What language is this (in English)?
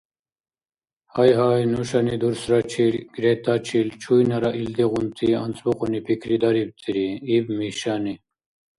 Dargwa